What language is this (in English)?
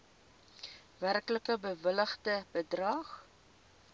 Afrikaans